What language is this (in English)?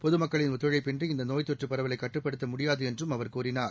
Tamil